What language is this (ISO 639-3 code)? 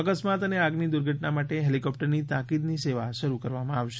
guj